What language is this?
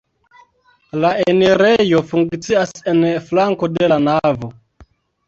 Esperanto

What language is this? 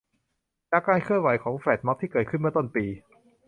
Thai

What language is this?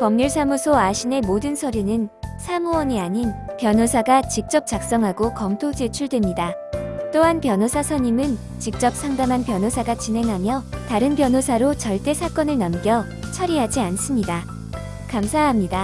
Korean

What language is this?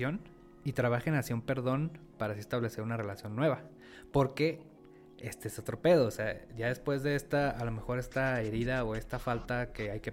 Spanish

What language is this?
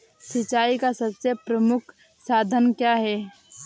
Hindi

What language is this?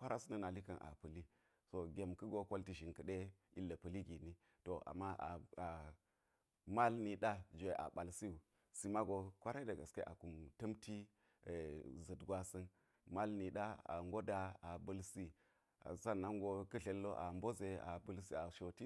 Geji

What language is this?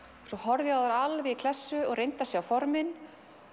Icelandic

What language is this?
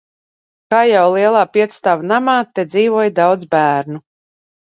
Latvian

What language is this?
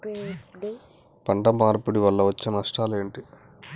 Telugu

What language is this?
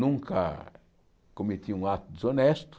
Portuguese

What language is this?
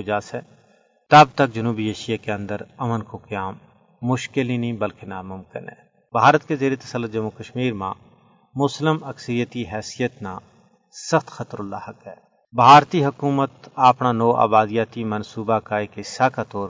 Urdu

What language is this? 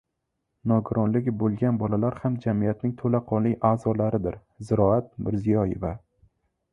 Uzbek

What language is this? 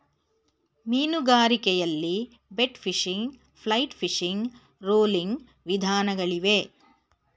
Kannada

